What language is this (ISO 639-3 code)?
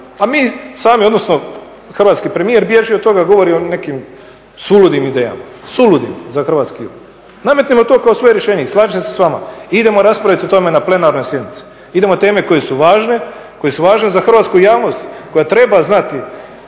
hrv